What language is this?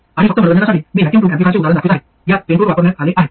Marathi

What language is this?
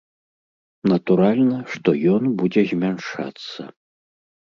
Belarusian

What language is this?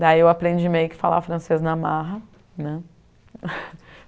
Portuguese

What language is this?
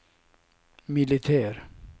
Swedish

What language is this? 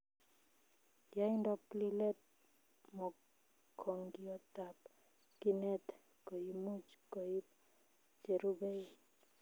Kalenjin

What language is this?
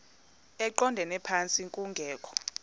Xhosa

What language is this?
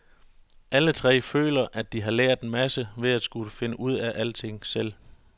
Danish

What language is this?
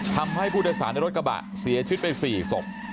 Thai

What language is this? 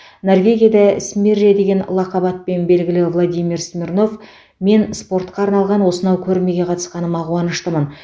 Kazakh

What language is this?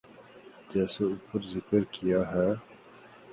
Urdu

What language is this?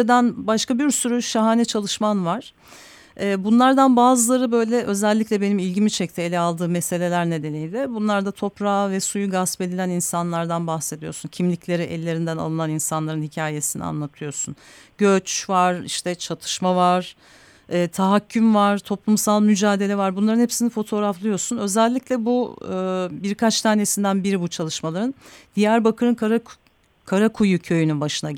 Turkish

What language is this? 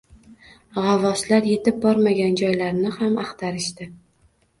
Uzbek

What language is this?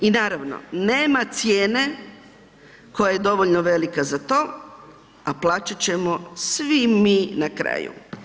Croatian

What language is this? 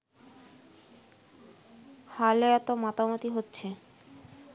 Bangla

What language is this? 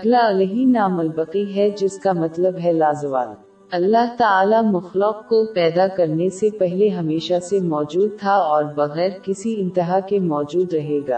Urdu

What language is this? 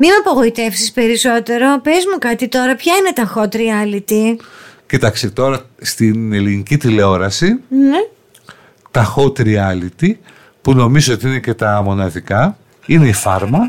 Greek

